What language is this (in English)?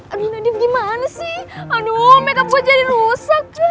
Indonesian